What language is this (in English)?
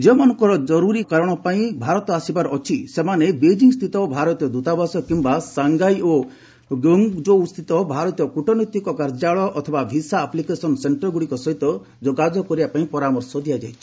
Odia